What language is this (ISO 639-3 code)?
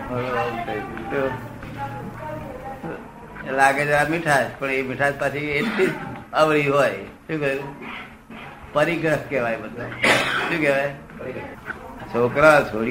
guj